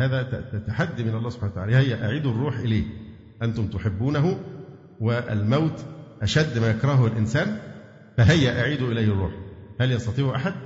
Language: Arabic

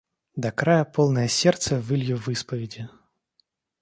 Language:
Russian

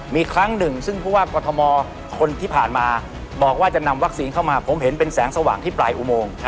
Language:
Thai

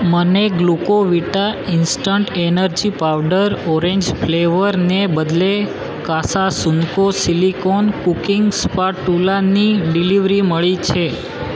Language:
Gujarati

